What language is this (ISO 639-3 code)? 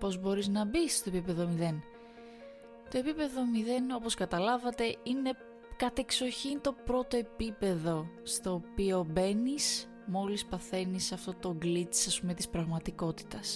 ell